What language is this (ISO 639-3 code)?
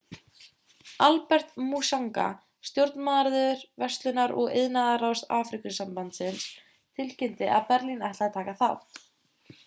isl